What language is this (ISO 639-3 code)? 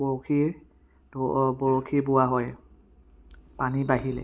asm